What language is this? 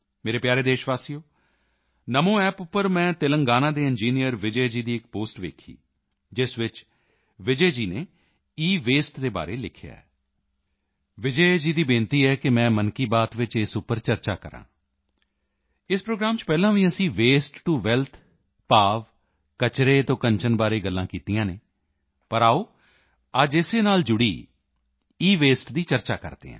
Punjabi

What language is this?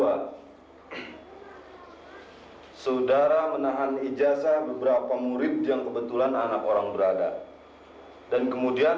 Indonesian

